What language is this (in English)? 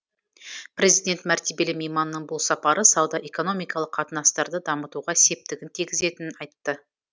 Kazakh